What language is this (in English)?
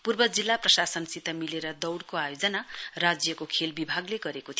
Nepali